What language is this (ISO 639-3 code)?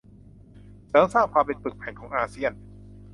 tha